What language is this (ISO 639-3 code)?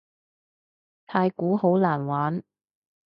yue